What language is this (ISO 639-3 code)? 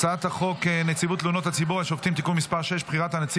heb